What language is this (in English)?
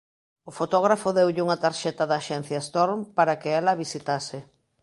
Galician